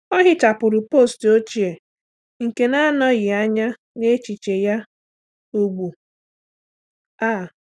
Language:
Igbo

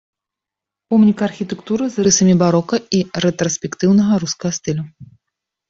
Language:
Belarusian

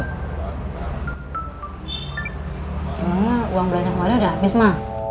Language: Indonesian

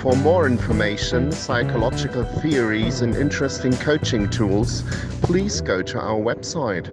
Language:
English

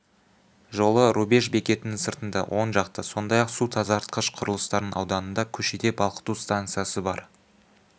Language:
Kazakh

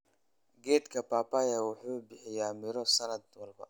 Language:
Somali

